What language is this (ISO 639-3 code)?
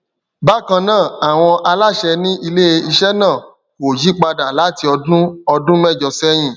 yor